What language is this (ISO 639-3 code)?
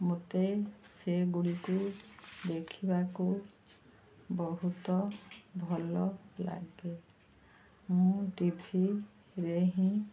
ori